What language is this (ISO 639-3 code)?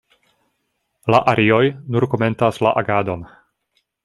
epo